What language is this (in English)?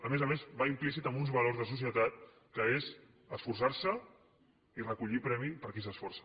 Catalan